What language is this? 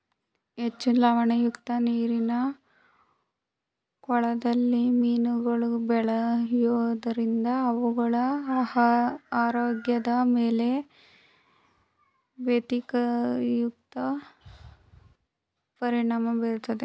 Kannada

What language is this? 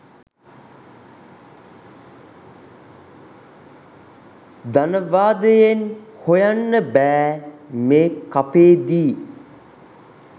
Sinhala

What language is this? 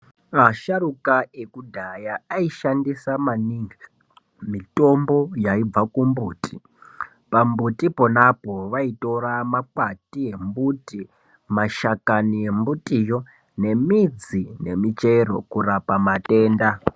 Ndau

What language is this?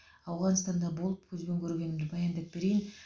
Kazakh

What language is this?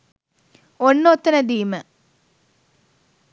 Sinhala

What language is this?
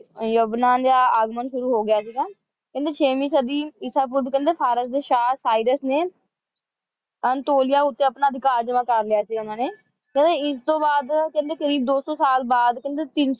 Punjabi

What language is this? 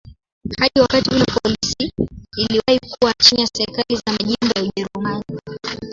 Swahili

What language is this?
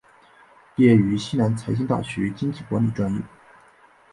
Chinese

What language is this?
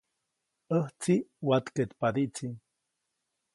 Copainalá Zoque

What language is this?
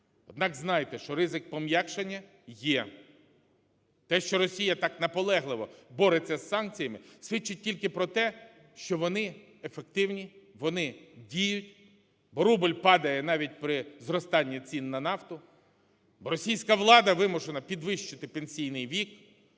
Ukrainian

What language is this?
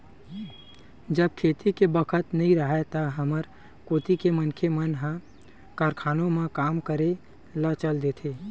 Chhattisgarhi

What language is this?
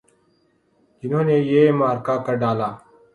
Urdu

